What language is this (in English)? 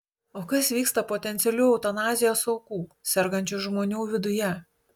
Lithuanian